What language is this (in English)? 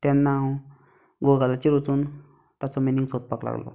Konkani